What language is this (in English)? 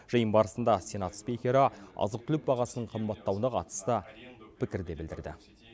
Kazakh